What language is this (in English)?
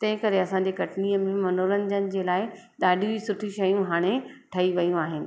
Sindhi